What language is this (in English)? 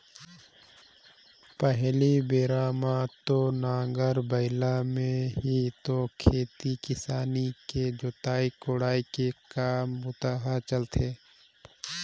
Chhattisgarhi